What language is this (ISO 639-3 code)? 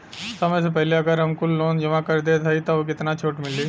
bho